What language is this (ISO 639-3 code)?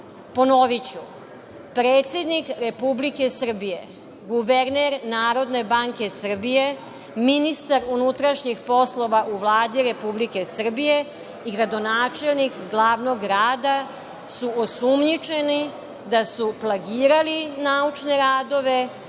srp